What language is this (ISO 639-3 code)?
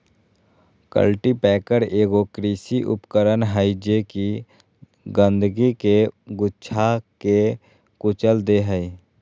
mag